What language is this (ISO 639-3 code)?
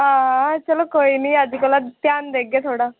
doi